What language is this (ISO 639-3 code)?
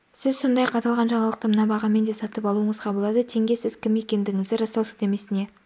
kaz